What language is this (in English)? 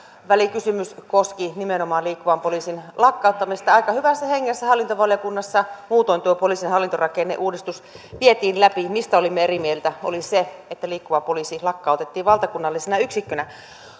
Finnish